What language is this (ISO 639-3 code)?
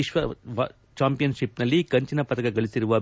kan